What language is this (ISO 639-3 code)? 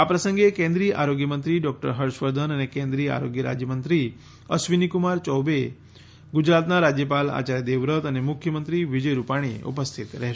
guj